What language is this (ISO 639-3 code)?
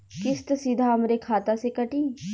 bho